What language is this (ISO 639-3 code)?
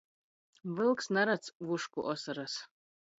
ltg